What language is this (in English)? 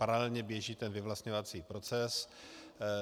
Czech